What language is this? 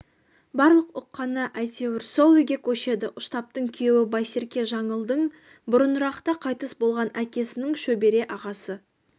Kazakh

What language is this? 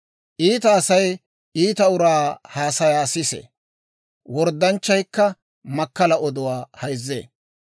Dawro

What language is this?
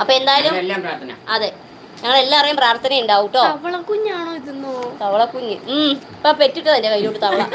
Malayalam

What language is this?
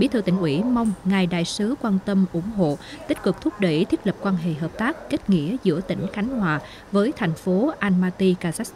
Vietnamese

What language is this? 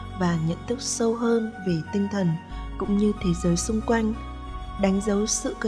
Vietnamese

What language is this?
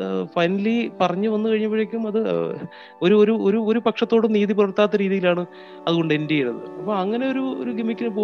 Malayalam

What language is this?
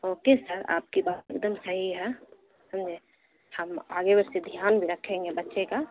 Urdu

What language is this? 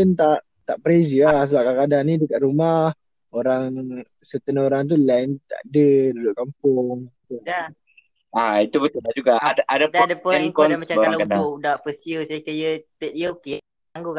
Malay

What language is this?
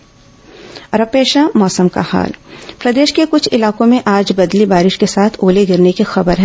Hindi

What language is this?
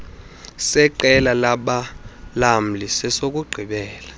Xhosa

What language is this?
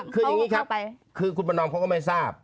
Thai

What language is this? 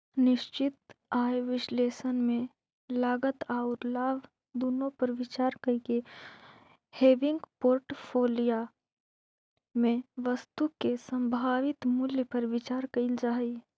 Magahi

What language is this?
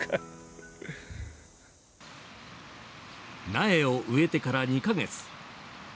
Japanese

